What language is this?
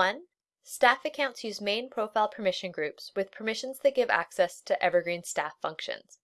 English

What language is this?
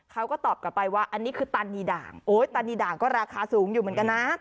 Thai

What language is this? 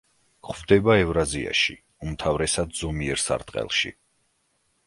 Georgian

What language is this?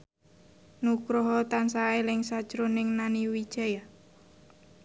Javanese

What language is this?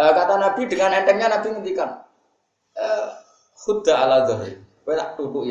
Indonesian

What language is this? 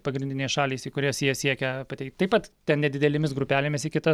Lithuanian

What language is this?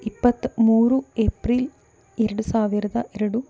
Kannada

